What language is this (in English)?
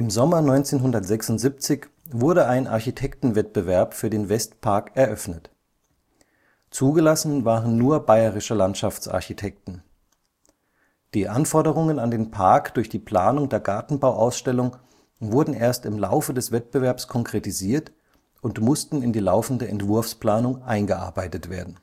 German